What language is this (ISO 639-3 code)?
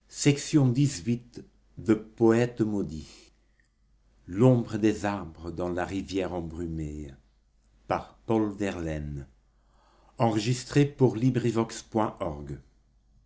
fra